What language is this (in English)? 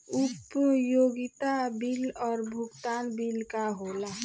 Bhojpuri